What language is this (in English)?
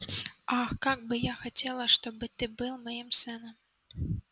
Russian